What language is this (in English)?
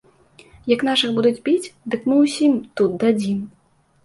Belarusian